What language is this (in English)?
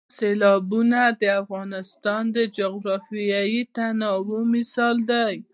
Pashto